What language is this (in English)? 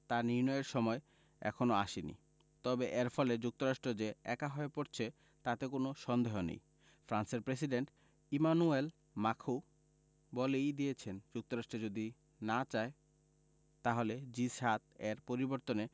Bangla